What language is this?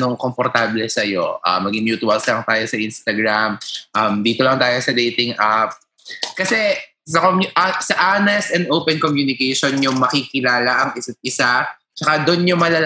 Filipino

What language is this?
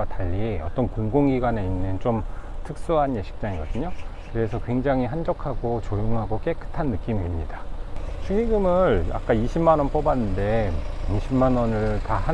Korean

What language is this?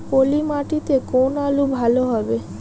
Bangla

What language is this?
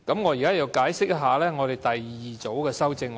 Cantonese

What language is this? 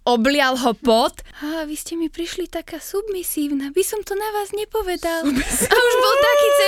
Slovak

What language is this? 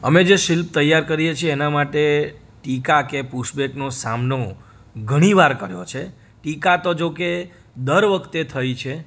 Gujarati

